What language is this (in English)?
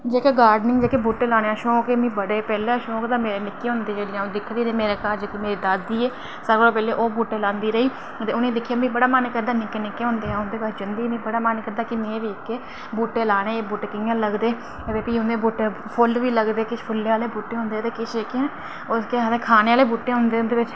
Dogri